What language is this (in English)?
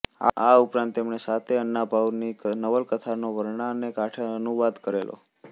Gujarati